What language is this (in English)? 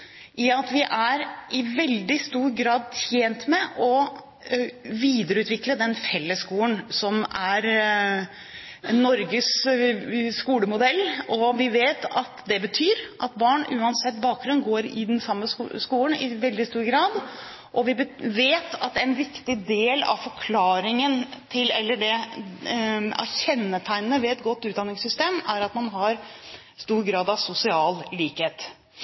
Norwegian Bokmål